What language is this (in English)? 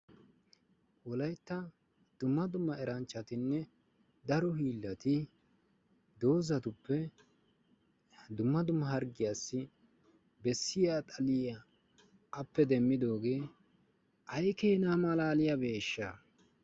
Wolaytta